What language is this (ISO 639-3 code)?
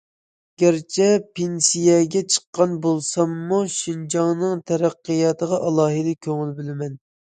uig